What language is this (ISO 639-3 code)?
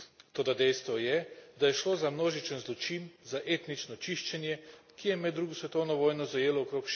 slv